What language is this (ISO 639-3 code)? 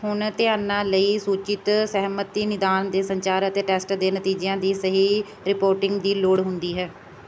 pan